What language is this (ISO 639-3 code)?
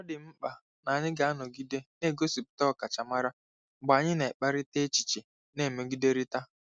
ibo